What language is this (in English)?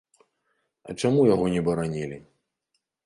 Belarusian